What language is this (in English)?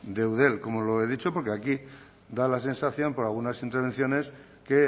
Spanish